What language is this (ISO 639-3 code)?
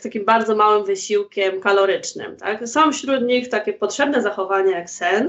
pol